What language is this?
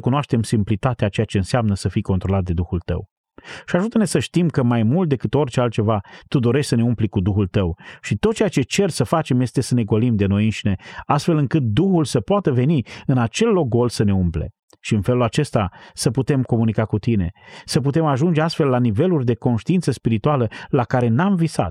Romanian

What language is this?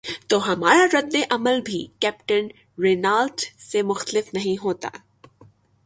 Urdu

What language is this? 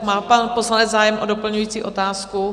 Czech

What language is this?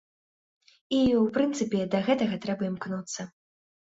Belarusian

